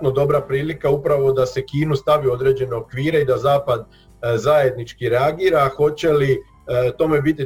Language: Croatian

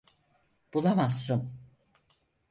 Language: Turkish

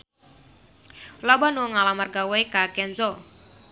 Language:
Sundanese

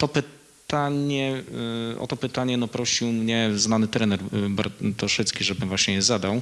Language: Polish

